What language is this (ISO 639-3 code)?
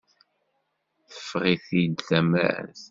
kab